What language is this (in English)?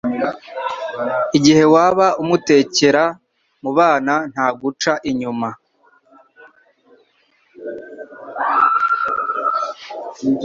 Kinyarwanda